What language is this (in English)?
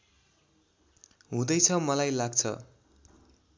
Nepali